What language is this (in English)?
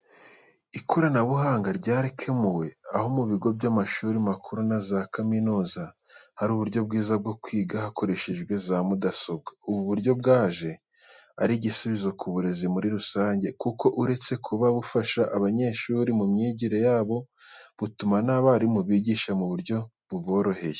Kinyarwanda